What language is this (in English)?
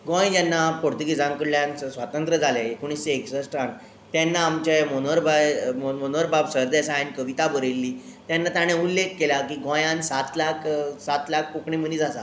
Konkani